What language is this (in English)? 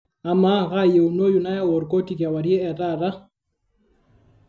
Masai